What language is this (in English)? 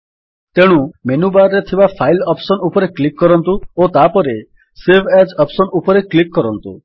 Odia